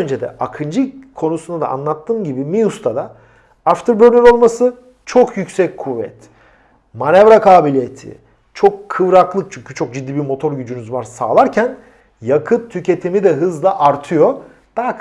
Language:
Turkish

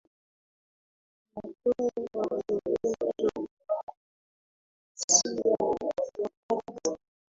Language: Swahili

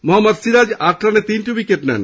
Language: Bangla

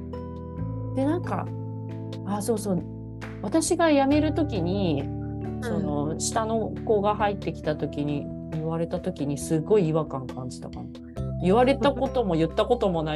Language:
Japanese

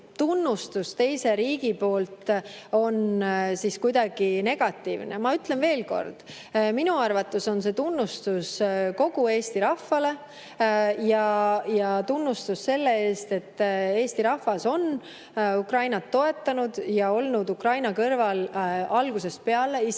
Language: Estonian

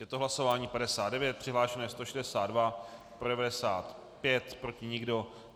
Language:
Czech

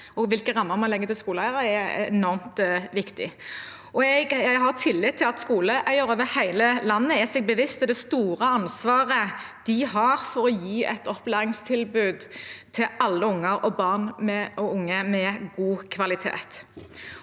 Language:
Norwegian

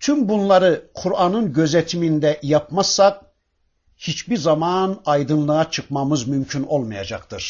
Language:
Turkish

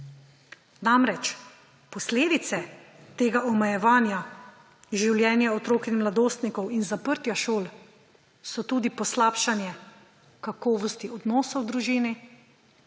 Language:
Slovenian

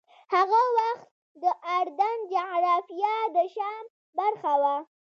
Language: Pashto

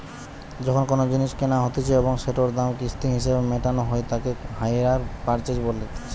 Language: Bangla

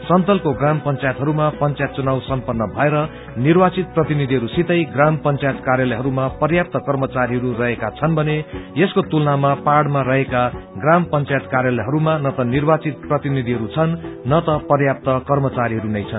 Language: Nepali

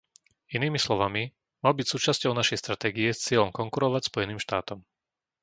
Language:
Slovak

